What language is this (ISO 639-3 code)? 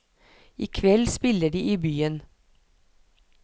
nor